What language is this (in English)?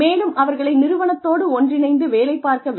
Tamil